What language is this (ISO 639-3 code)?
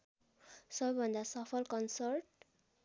nep